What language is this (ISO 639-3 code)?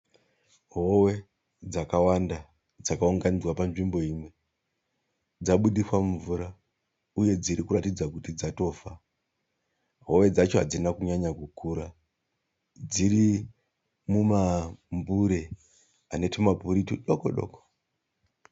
sna